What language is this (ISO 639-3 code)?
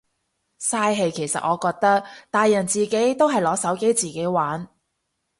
yue